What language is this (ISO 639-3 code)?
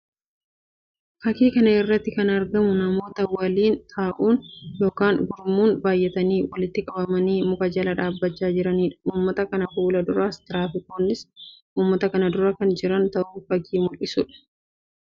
orm